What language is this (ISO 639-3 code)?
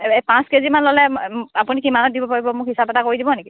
asm